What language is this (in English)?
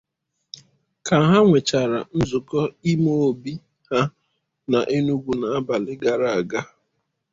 Igbo